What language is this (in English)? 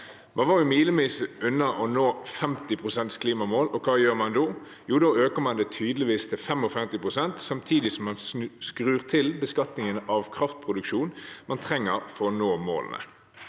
Norwegian